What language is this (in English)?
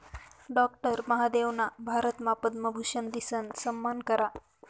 Marathi